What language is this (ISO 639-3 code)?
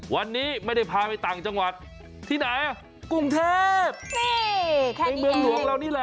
tha